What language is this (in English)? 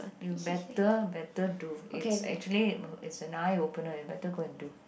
English